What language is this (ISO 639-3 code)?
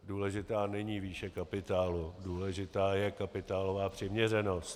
ces